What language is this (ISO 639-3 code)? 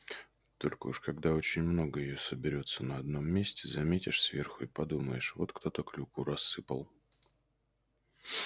rus